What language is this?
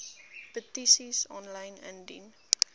Afrikaans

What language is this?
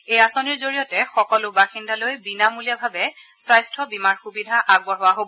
Assamese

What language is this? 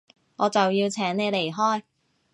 Cantonese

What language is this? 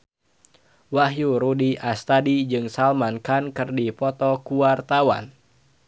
Sundanese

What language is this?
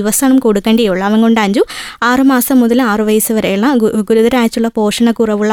Malayalam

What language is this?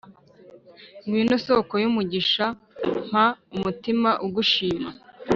Kinyarwanda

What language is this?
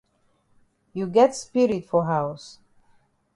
Cameroon Pidgin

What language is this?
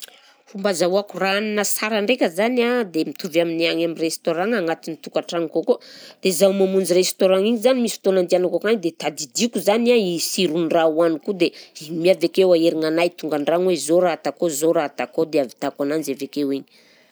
Southern Betsimisaraka Malagasy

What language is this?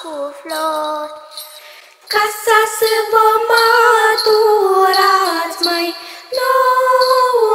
Romanian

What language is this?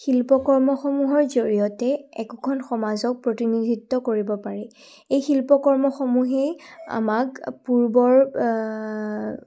Assamese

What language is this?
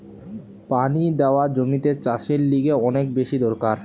Bangla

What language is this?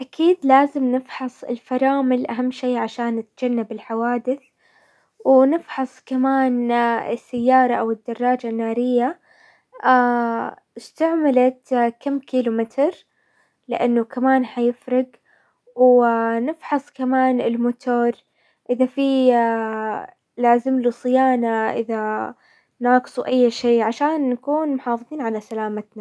Hijazi Arabic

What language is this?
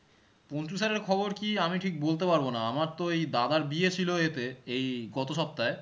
Bangla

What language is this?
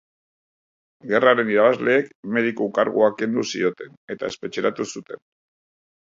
Basque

